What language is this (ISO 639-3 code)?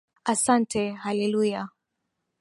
swa